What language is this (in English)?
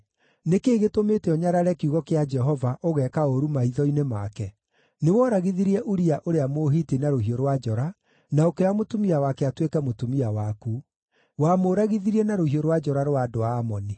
Kikuyu